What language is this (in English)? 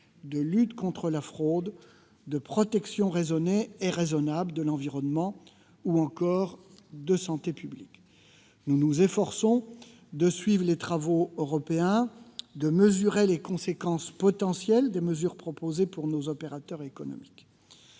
French